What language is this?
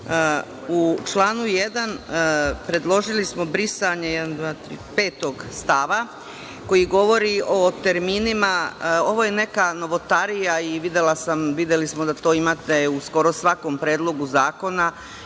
Serbian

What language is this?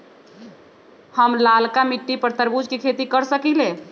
Magahi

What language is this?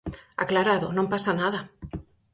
Galician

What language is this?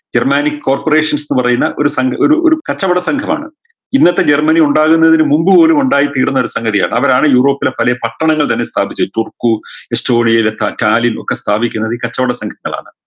Malayalam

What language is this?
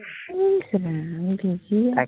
Assamese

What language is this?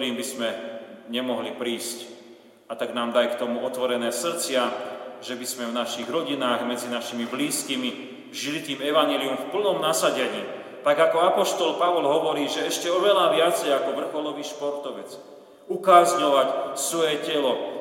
Slovak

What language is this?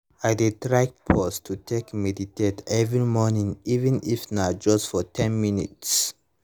Nigerian Pidgin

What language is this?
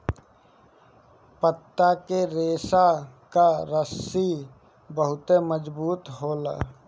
Bhojpuri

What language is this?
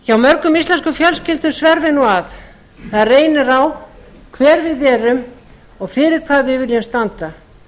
Icelandic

